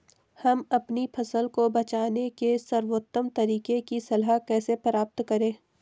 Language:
Hindi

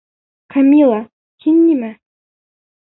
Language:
Bashkir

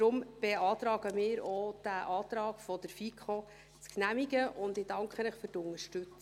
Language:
Swiss German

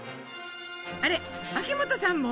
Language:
Japanese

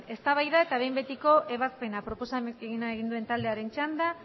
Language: Basque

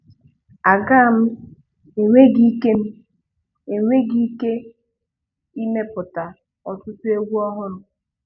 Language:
Igbo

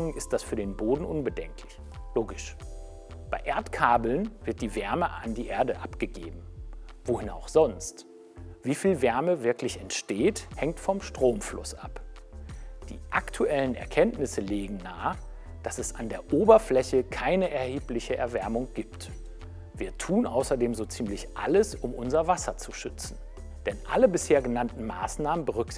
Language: German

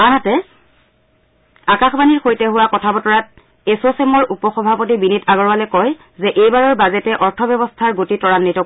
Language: Assamese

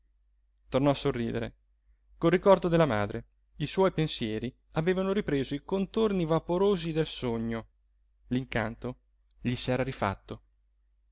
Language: Italian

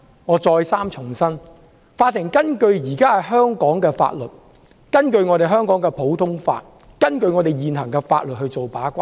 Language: Cantonese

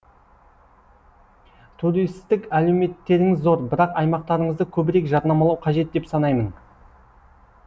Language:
Kazakh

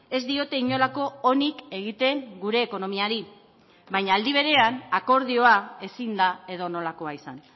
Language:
Basque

